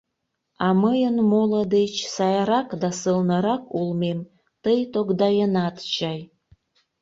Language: Mari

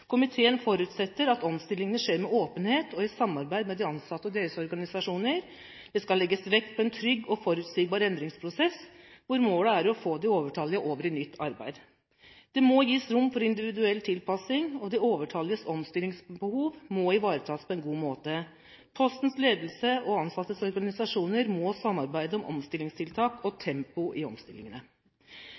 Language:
Norwegian Bokmål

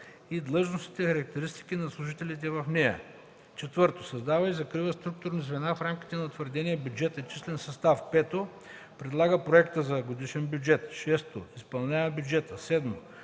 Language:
Bulgarian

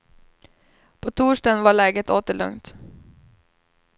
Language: Swedish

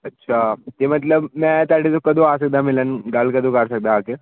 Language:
Punjabi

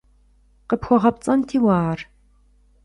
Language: Kabardian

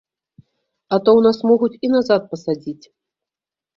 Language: Belarusian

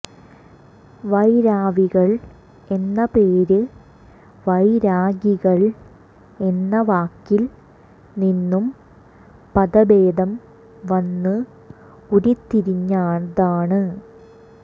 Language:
Malayalam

